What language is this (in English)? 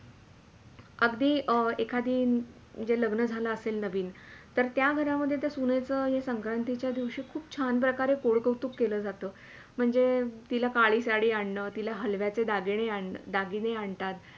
Marathi